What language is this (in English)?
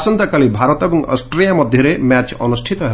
Odia